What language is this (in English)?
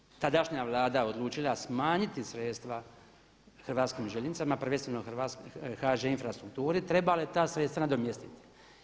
Croatian